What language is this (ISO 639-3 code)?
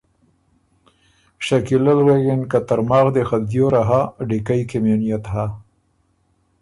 oru